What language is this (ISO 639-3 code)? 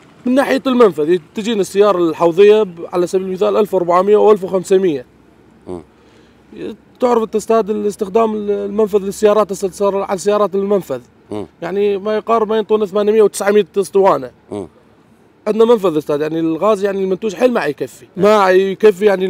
ara